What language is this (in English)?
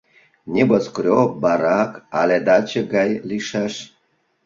Mari